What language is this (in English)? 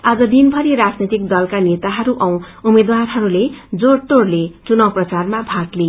Nepali